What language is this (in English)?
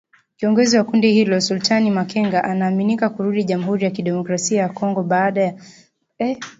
Swahili